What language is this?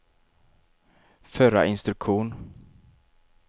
Swedish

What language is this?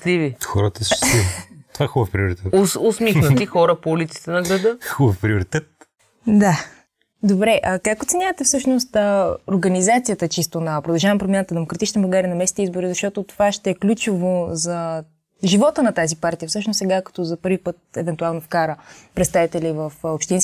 Bulgarian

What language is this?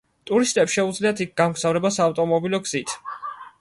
Georgian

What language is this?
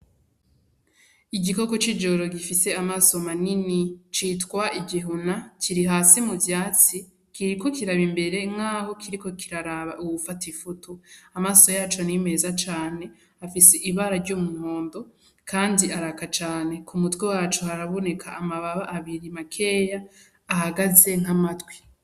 Rundi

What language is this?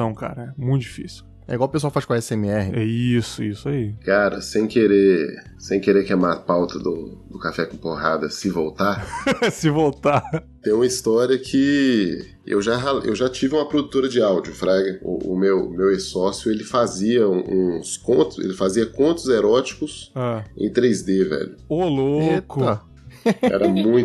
Portuguese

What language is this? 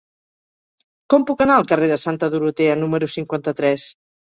Catalan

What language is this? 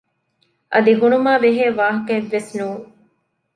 Divehi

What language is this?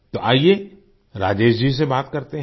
Hindi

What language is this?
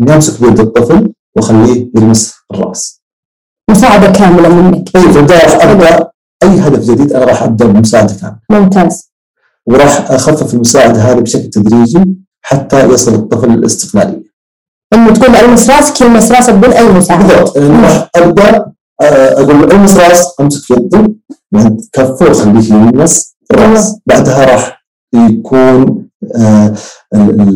Arabic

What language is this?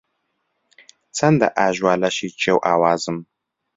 Central Kurdish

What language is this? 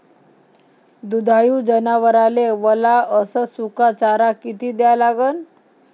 Marathi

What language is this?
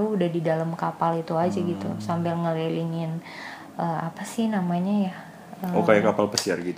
Indonesian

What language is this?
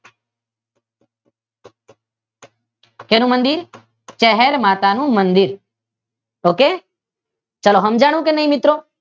Gujarati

